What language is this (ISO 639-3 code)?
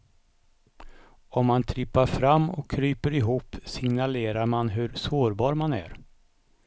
swe